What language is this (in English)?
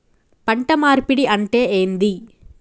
Telugu